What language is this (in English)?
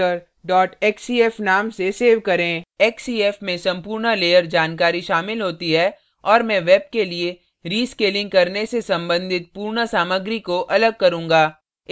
Hindi